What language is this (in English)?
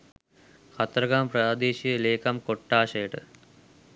Sinhala